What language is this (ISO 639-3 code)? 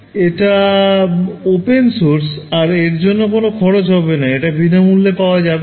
ben